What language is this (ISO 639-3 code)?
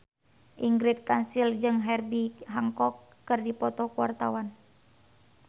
sun